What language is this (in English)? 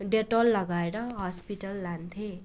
Nepali